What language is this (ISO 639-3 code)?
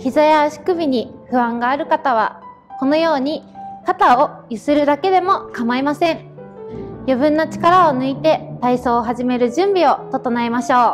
jpn